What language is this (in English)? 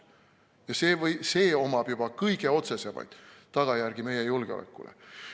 Estonian